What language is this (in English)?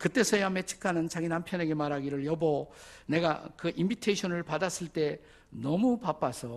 Korean